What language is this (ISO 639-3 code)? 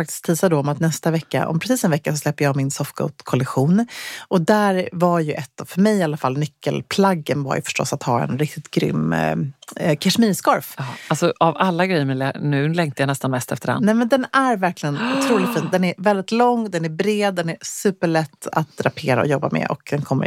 swe